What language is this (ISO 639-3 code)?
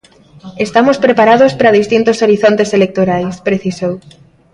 glg